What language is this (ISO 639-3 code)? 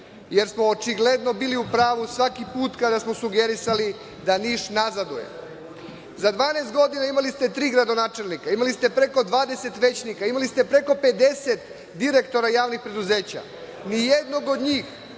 srp